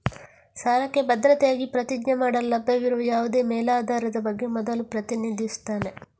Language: Kannada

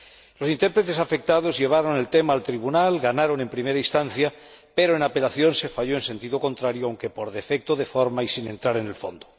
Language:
Spanish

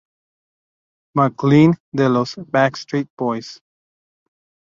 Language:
Spanish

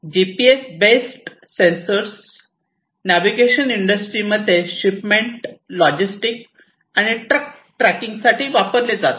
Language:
Marathi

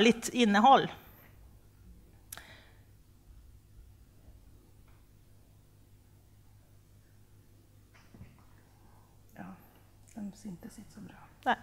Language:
Swedish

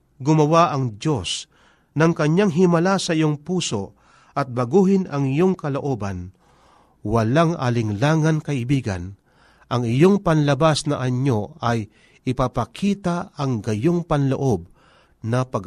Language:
Filipino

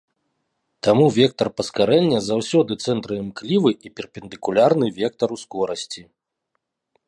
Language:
Belarusian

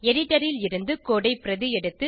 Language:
Tamil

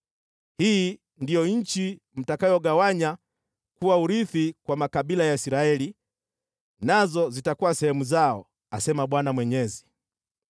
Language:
Swahili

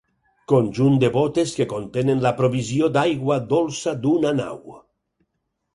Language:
Catalan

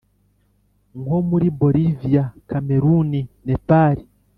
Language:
Kinyarwanda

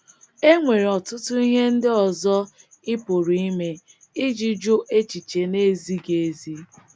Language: Igbo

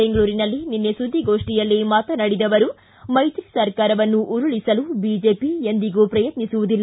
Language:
Kannada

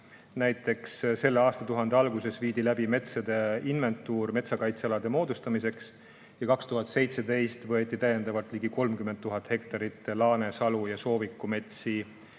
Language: Estonian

